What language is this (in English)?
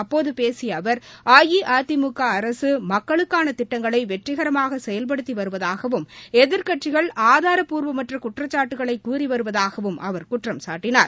Tamil